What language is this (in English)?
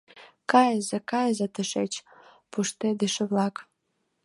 Mari